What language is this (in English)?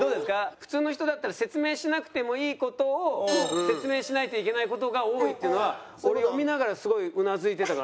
Japanese